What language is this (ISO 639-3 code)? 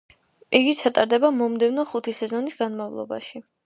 kat